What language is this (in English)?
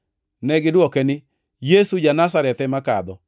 Luo (Kenya and Tanzania)